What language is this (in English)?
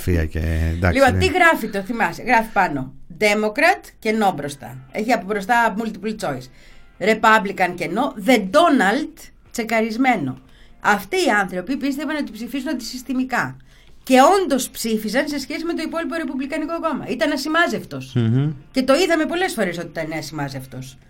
Greek